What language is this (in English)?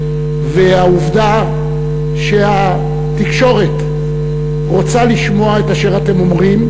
Hebrew